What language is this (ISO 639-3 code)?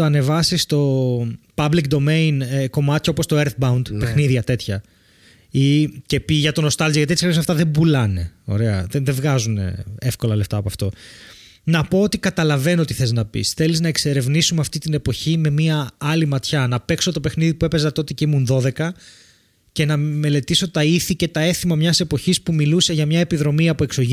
ell